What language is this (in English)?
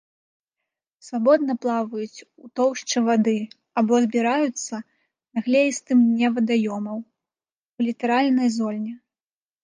Belarusian